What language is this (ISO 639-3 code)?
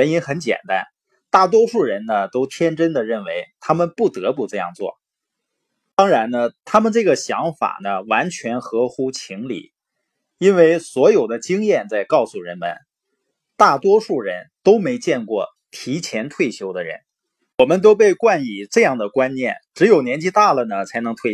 zho